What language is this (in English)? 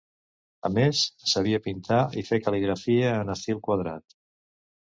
Catalan